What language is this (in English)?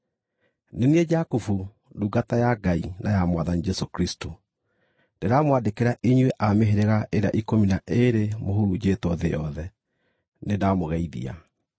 Kikuyu